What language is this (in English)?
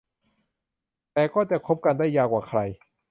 Thai